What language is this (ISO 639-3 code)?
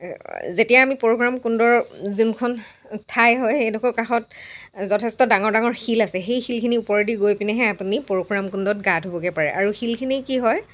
asm